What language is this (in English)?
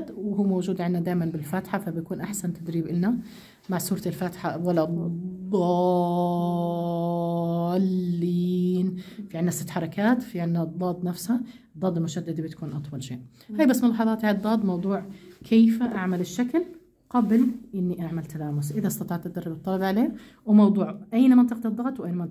Arabic